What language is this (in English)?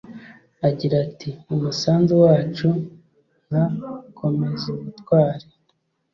Kinyarwanda